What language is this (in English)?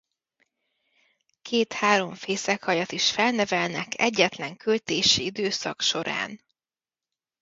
Hungarian